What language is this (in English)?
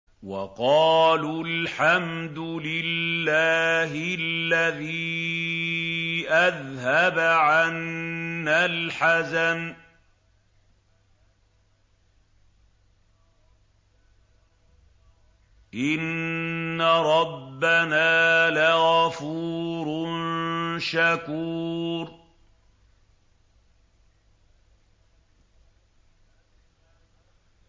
Arabic